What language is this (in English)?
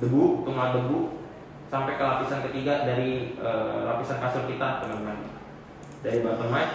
Indonesian